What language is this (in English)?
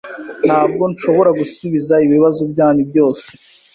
Kinyarwanda